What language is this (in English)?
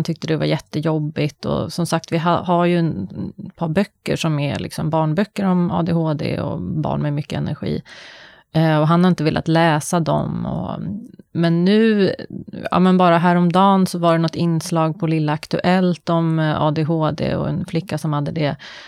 Swedish